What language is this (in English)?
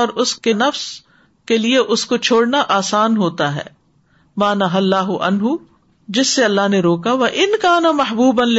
Urdu